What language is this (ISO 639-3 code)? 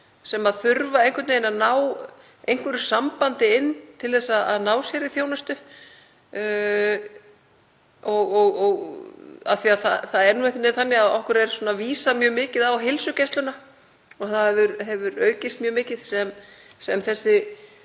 isl